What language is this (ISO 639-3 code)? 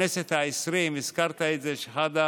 heb